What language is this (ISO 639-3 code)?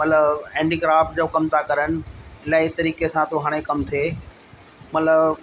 snd